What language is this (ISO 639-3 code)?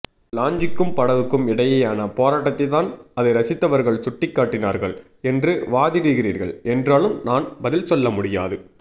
tam